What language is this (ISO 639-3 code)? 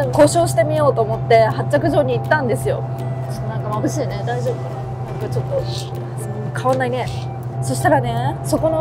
jpn